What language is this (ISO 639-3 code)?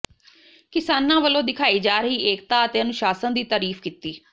pan